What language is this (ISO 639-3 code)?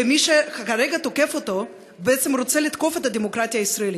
heb